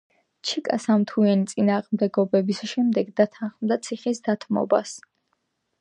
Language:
Georgian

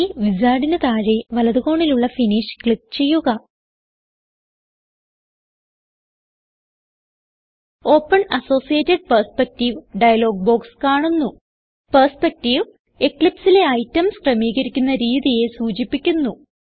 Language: Malayalam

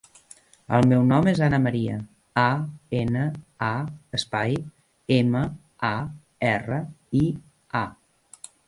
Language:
Catalan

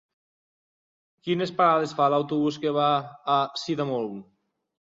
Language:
Catalan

